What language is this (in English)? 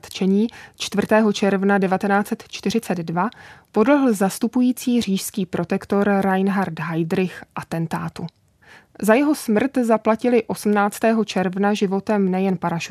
Czech